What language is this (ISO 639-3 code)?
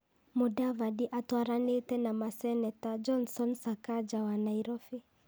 kik